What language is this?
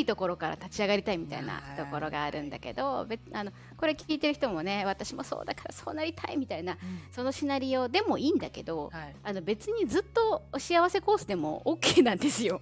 Japanese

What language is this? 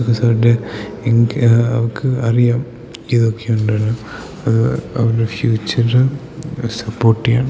Malayalam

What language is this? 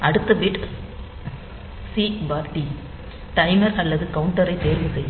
Tamil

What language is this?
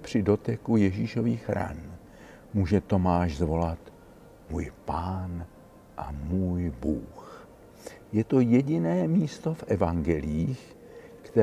Czech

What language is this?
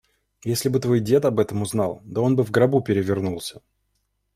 Russian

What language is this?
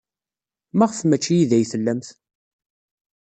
Kabyle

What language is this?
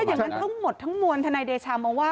Thai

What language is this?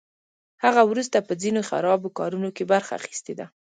Pashto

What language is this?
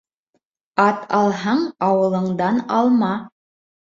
Bashkir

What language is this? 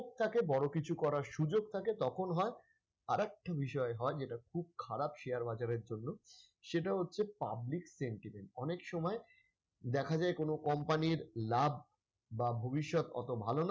Bangla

